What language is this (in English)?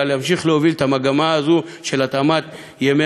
Hebrew